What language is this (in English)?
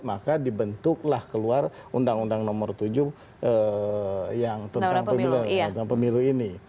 Indonesian